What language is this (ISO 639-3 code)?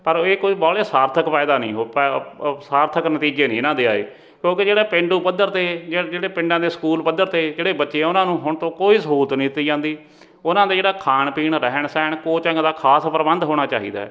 pan